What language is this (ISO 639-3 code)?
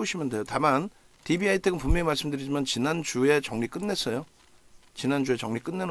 kor